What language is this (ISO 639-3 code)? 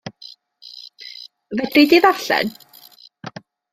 cym